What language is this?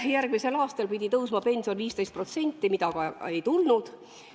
Estonian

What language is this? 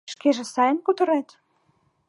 Mari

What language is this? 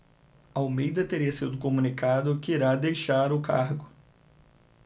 Portuguese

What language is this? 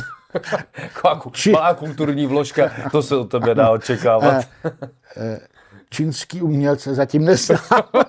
Czech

